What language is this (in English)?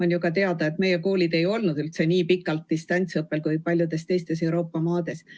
Estonian